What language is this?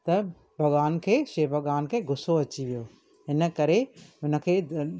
Sindhi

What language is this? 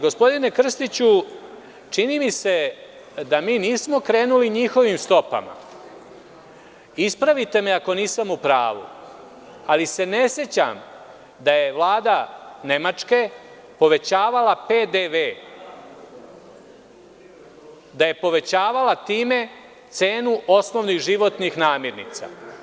Serbian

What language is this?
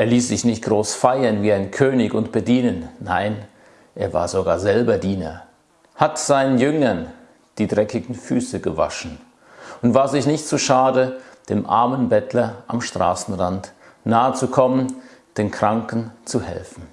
German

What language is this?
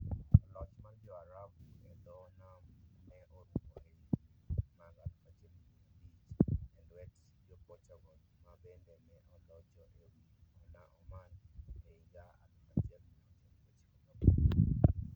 Luo (Kenya and Tanzania)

